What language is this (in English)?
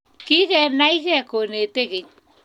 Kalenjin